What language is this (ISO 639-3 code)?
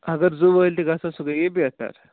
kas